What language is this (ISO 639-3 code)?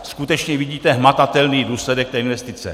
ces